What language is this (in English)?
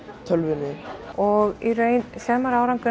Icelandic